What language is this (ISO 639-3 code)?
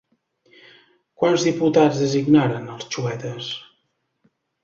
cat